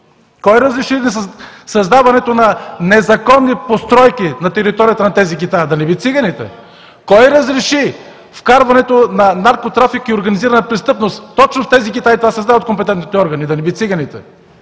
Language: Bulgarian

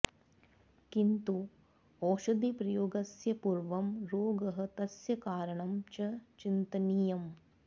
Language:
Sanskrit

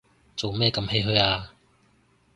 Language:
Cantonese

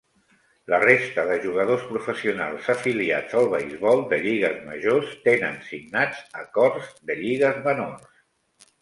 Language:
Catalan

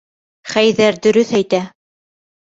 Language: Bashkir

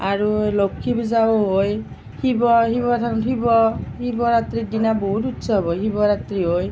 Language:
Assamese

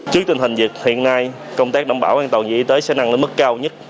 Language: Vietnamese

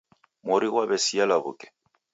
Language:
Taita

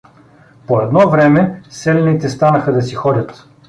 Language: Bulgarian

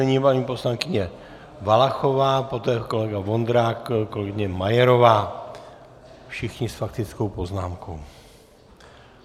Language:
Czech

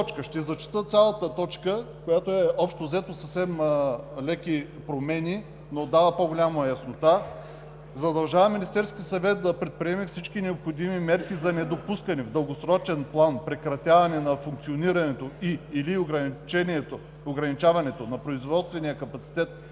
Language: Bulgarian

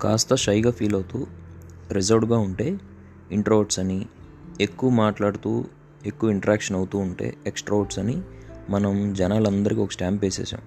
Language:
Telugu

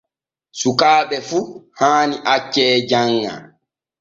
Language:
Borgu Fulfulde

